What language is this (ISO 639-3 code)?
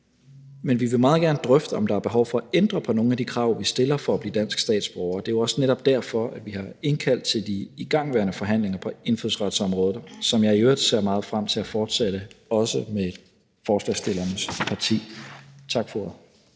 dan